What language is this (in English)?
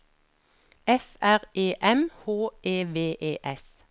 Norwegian